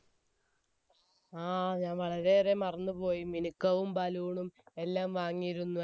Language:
Malayalam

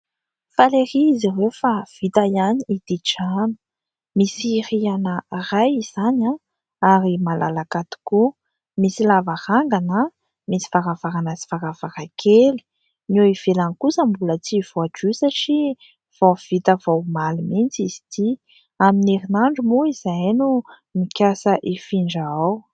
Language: Malagasy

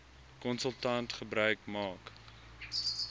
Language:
Afrikaans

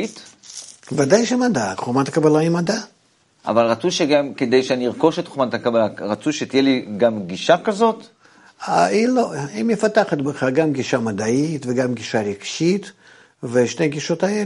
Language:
Hebrew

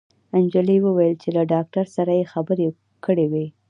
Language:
Pashto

